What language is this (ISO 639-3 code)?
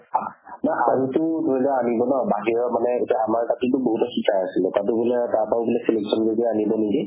asm